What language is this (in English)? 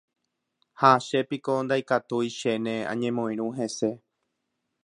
Guarani